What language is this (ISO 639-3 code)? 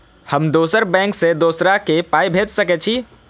mai